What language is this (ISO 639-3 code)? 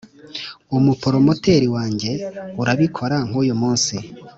kin